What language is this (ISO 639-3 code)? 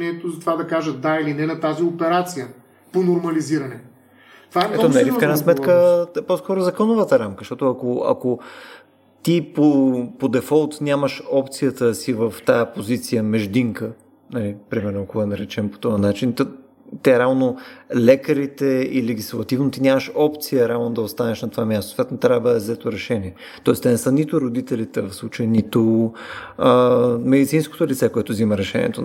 bul